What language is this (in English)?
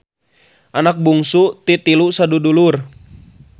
Sundanese